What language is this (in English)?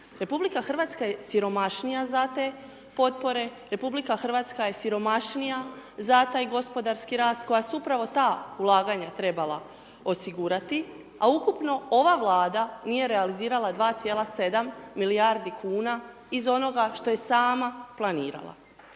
Croatian